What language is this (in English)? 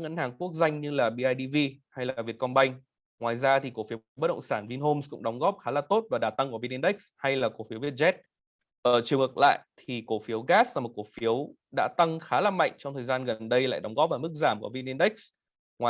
Vietnamese